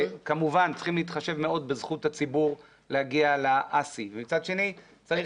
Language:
Hebrew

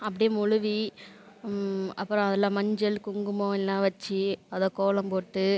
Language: Tamil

